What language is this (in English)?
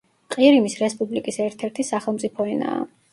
Georgian